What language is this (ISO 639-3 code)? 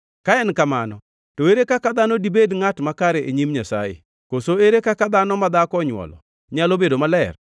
luo